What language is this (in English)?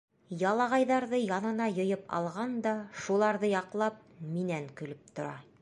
Bashkir